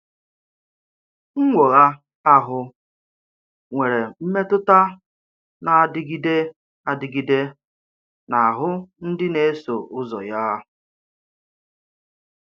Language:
Igbo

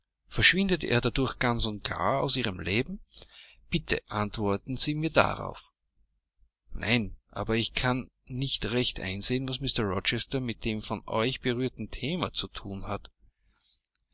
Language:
German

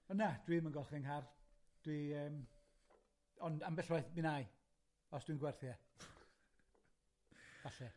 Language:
Welsh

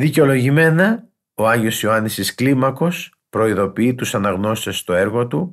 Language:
Greek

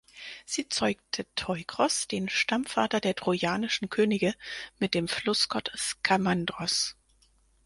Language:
German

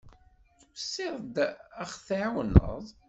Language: Kabyle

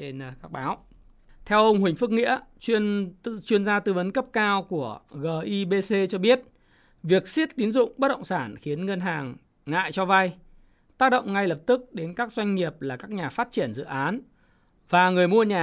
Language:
Vietnamese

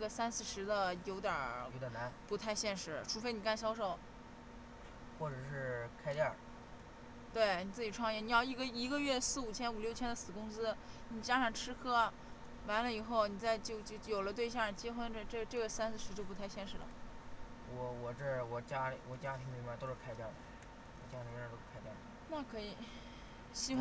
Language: Chinese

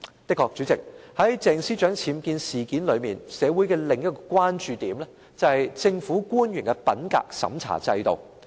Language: Cantonese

